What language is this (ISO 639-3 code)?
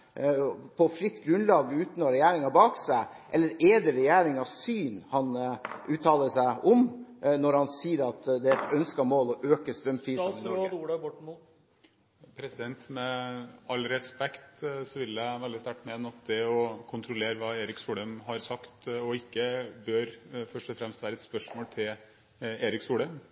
nob